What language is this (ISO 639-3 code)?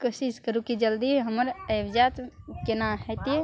mai